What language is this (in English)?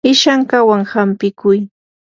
Yanahuanca Pasco Quechua